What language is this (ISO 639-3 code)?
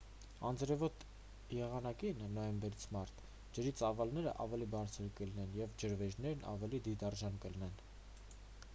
hye